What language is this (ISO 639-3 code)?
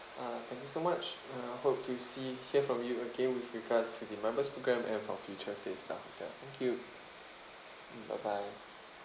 eng